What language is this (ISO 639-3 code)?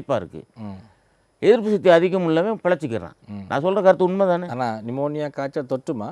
ind